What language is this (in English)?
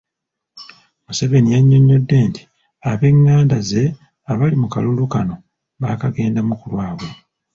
Ganda